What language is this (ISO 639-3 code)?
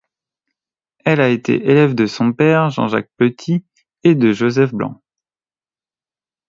fra